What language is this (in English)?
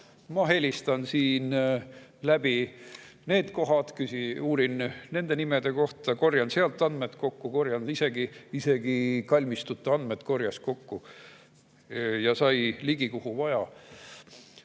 Estonian